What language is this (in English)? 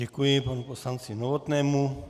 Czech